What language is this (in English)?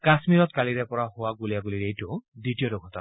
Assamese